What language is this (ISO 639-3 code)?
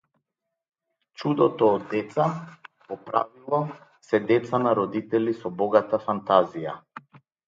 mkd